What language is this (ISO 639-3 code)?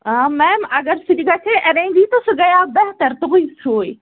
kas